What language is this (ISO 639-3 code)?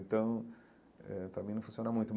por